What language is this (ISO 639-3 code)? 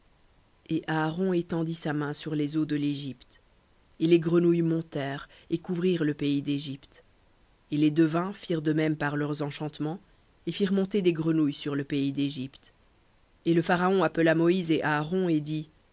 fra